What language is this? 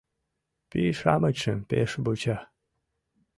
Mari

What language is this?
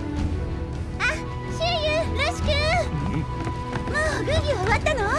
Japanese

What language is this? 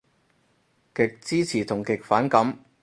Cantonese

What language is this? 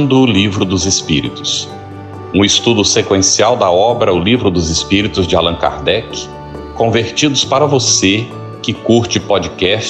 Portuguese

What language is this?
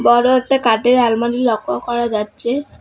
Bangla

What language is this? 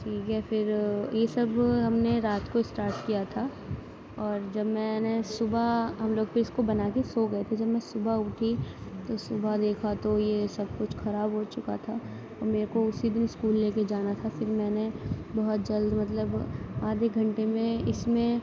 Urdu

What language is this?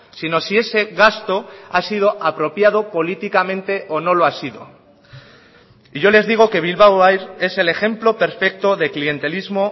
Spanish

